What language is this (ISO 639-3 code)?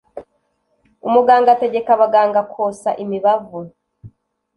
kin